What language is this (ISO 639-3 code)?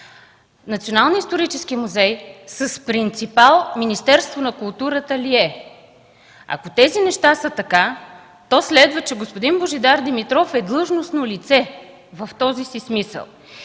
bul